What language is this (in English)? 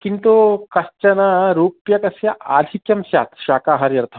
Sanskrit